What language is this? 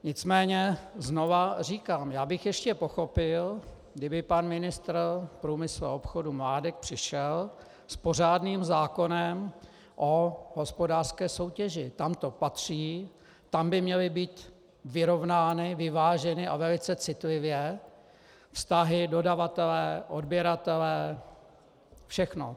Czech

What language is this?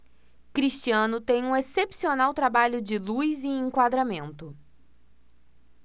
Portuguese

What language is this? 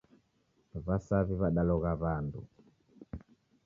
Taita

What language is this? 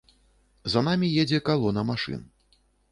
Belarusian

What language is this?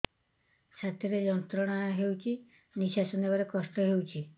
Odia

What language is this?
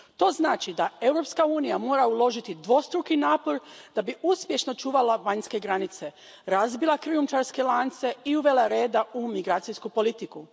Croatian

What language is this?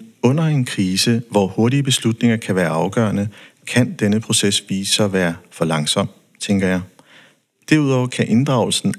Danish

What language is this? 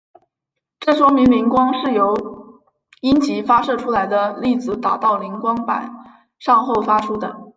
Chinese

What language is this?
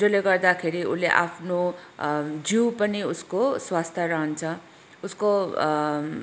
Nepali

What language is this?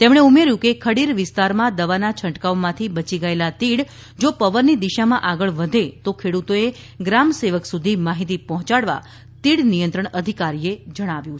Gujarati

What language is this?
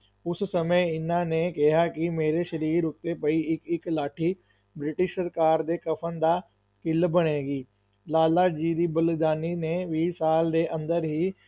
Punjabi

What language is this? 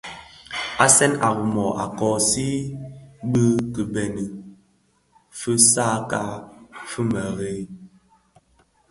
Bafia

